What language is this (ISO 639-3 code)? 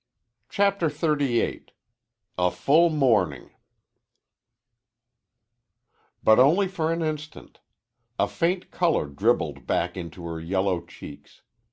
eng